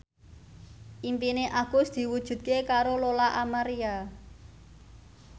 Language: Javanese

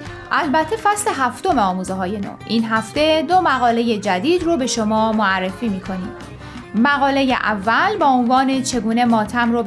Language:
Persian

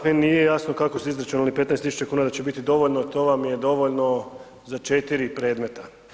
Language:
Croatian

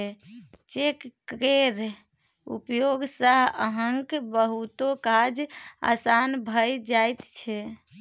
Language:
Maithili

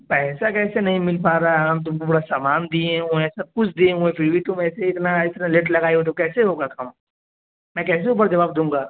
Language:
Urdu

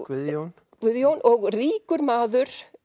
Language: Icelandic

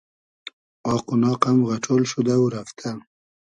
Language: Hazaragi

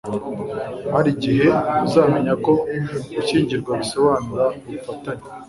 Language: Kinyarwanda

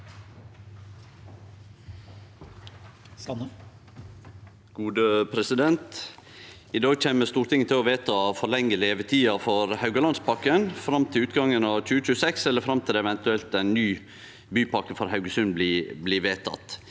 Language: Norwegian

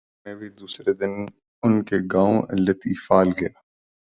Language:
Urdu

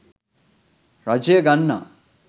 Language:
Sinhala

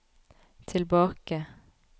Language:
Norwegian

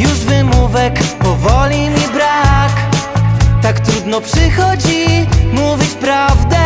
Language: Polish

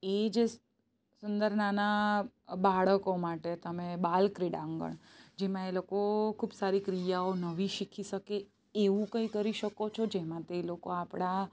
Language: Gujarati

